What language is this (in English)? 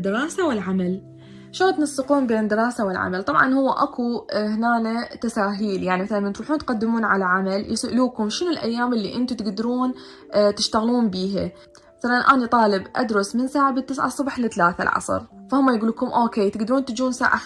Arabic